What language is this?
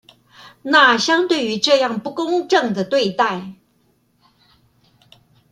Chinese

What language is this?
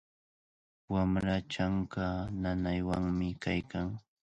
Cajatambo North Lima Quechua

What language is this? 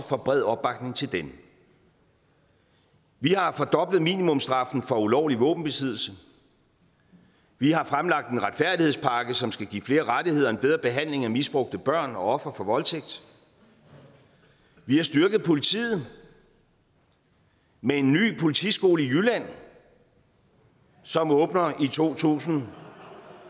Danish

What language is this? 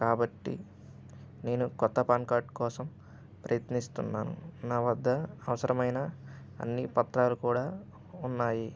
Telugu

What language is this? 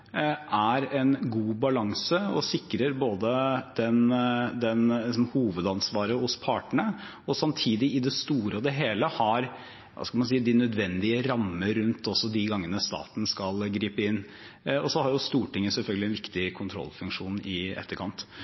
Norwegian Bokmål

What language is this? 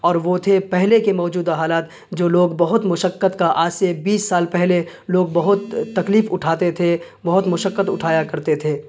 Urdu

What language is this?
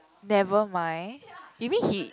English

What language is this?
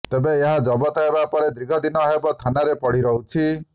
Odia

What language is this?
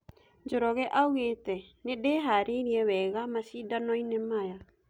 Kikuyu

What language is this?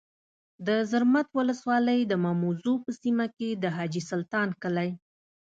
Pashto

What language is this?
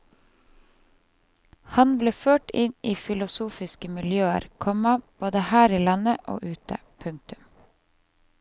Norwegian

